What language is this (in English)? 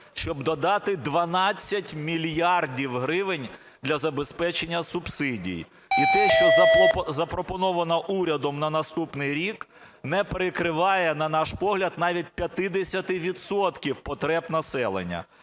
Ukrainian